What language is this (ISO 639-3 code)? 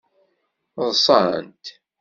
kab